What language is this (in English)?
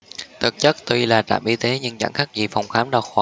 Vietnamese